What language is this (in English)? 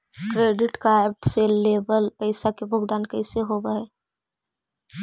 Magahi